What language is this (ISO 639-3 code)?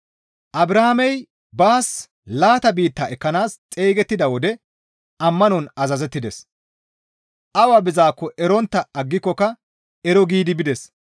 gmv